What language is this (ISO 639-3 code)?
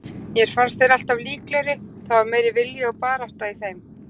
isl